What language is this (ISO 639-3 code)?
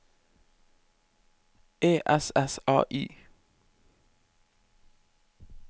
nor